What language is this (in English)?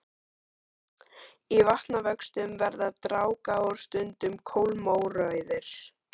Icelandic